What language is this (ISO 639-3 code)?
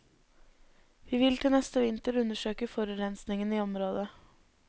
nor